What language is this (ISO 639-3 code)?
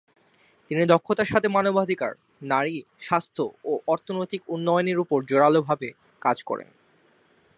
ben